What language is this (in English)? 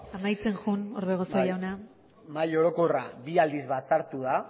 Basque